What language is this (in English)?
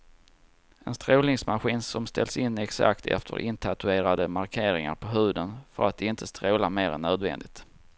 Swedish